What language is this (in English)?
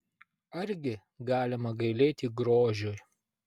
Lithuanian